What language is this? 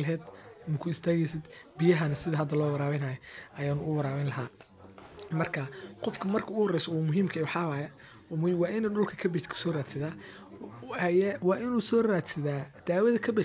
Somali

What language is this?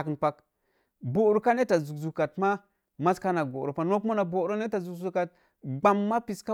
Mom Jango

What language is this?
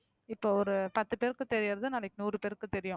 Tamil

